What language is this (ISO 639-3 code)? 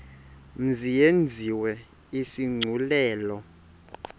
xho